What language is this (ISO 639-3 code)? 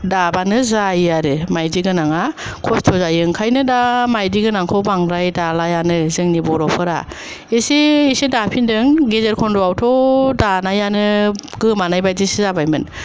brx